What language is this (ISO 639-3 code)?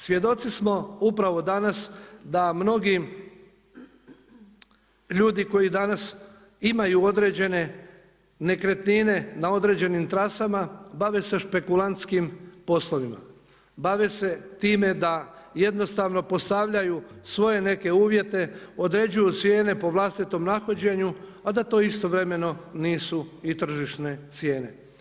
hrv